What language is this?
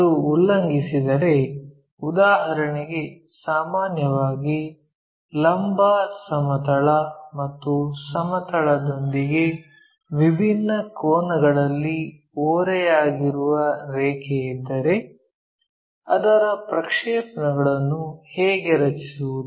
Kannada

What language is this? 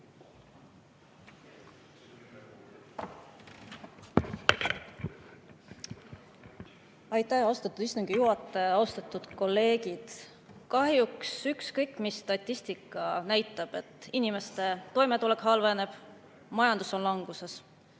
Estonian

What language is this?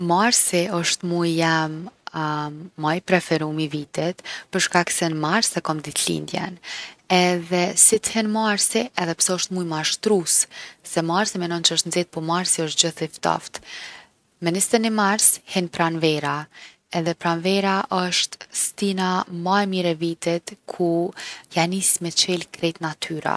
Gheg Albanian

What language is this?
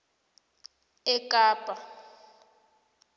South Ndebele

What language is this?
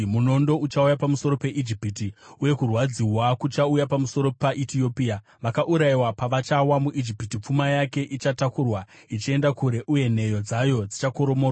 Shona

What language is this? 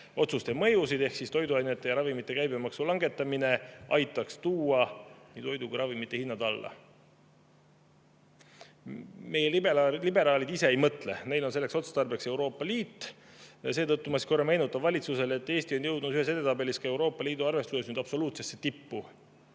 Estonian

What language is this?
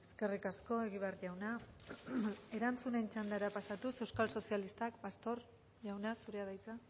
Basque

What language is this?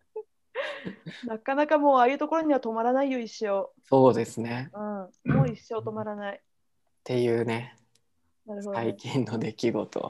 Japanese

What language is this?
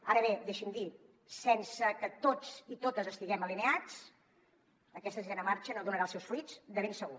Catalan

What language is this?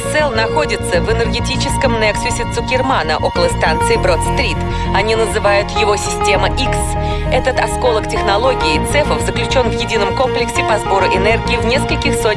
Russian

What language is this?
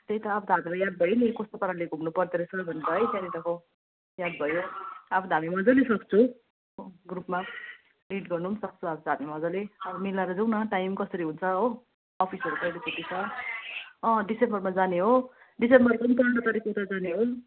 Nepali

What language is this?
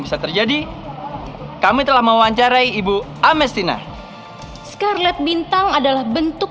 Indonesian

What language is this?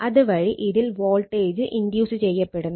Malayalam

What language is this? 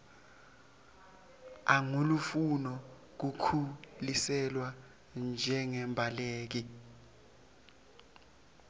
Swati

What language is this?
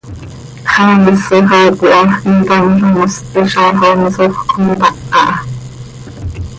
Seri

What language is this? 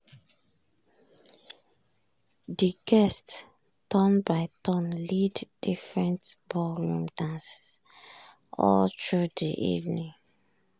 Nigerian Pidgin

